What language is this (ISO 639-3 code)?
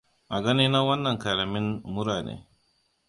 hau